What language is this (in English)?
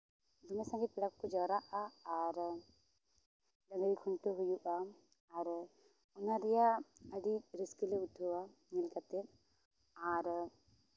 Santali